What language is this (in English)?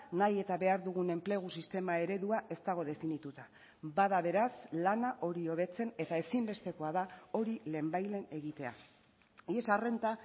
Basque